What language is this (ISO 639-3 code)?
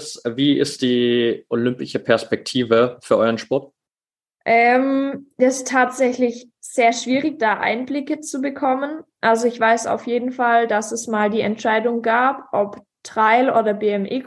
deu